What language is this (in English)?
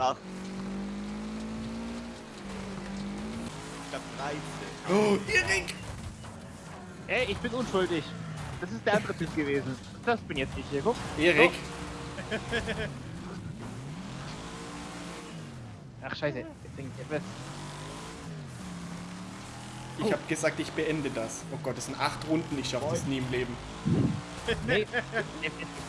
German